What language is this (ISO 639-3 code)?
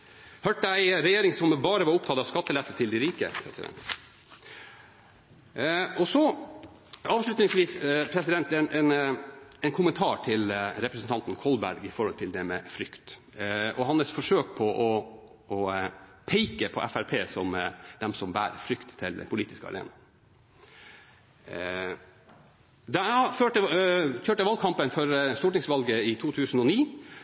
nob